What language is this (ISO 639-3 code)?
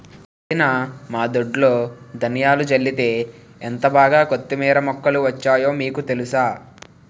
tel